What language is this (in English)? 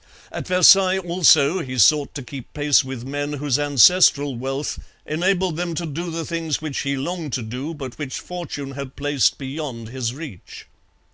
English